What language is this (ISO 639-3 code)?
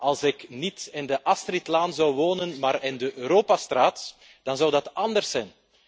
nld